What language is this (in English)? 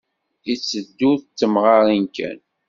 Kabyle